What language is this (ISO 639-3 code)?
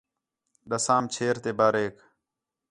xhe